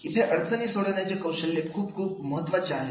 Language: Marathi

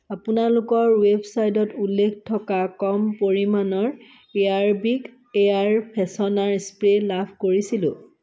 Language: Assamese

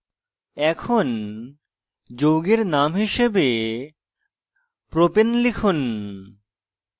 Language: Bangla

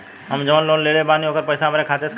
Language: Bhojpuri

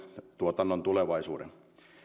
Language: Finnish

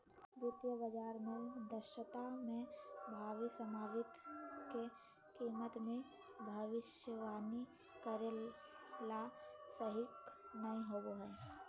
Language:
Magahi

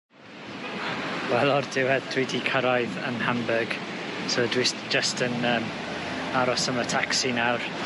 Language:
Welsh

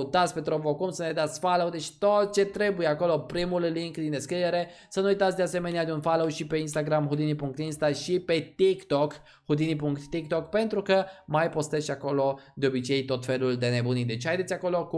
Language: Romanian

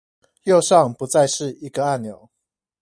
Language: Chinese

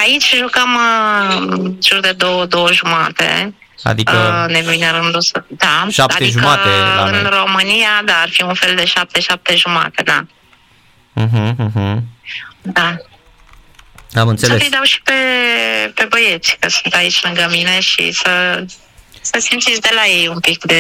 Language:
Romanian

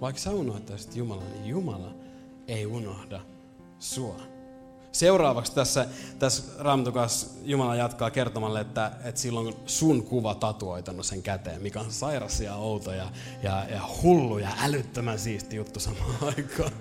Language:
Finnish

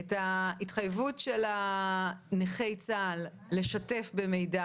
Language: Hebrew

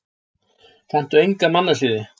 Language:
Icelandic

